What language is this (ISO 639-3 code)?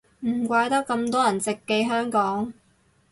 yue